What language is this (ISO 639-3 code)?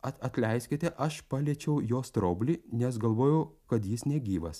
lit